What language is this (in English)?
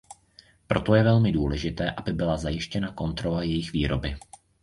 Czech